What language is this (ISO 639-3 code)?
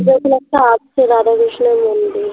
ben